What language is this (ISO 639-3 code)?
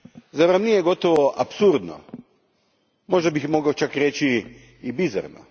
hrv